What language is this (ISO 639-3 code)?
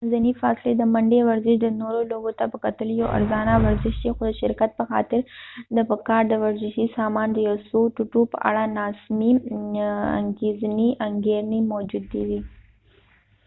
pus